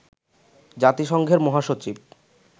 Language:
Bangla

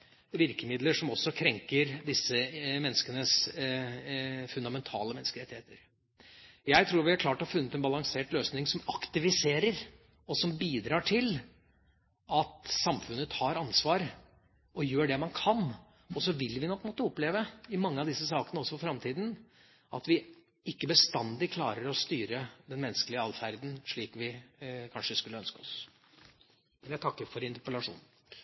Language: Norwegian Bokmål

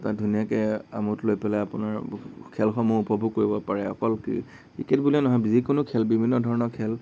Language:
Assamese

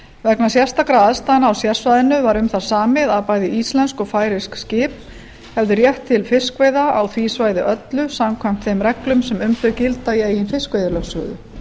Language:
Icelandic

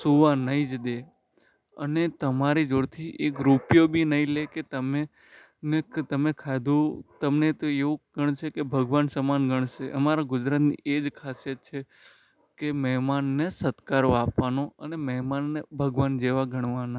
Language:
Gujarati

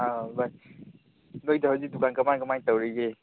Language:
Manipuri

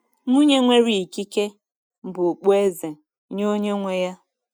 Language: Igbo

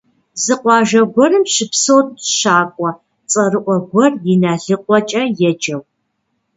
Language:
Kabardian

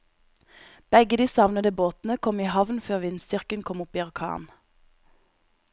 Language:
Norwegian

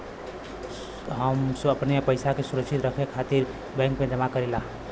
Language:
Bhojpuri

